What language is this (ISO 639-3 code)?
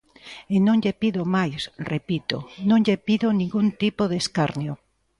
glg